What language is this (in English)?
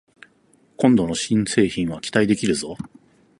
Japanese